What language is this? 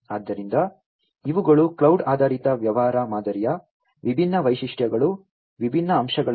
Kannada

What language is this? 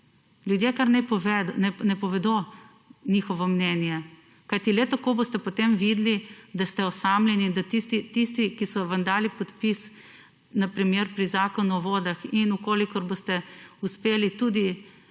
Slovenian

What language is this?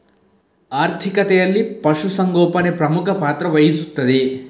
Kannada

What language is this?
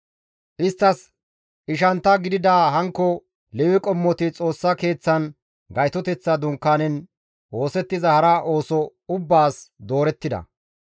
Gamo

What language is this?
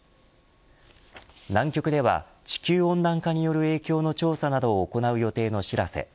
Japanese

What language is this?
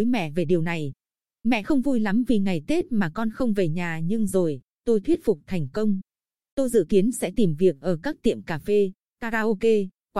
Vietnamese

